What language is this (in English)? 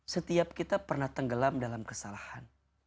Indonesian